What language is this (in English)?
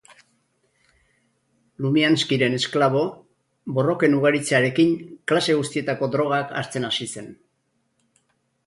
Basque